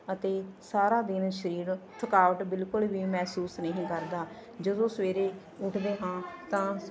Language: Punjabi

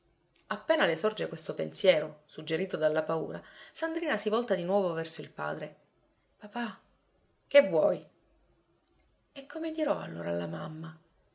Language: Italian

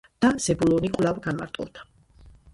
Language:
Georgian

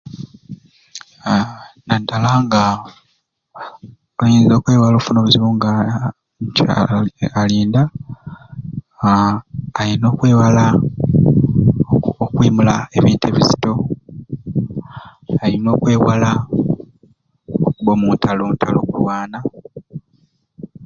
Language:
Ruuli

